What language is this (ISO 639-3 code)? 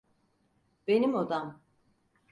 tur